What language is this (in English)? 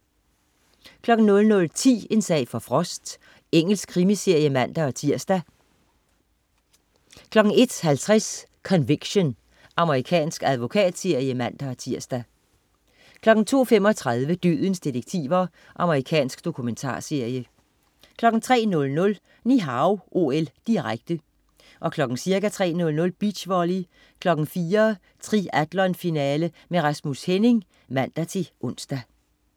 Danish